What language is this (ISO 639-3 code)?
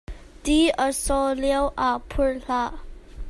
cnh